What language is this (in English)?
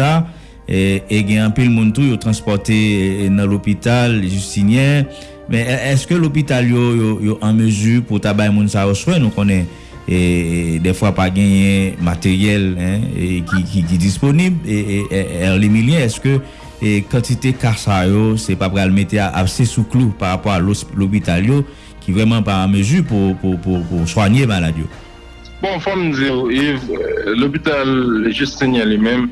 French